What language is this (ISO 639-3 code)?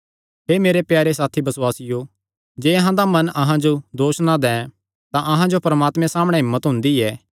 xnr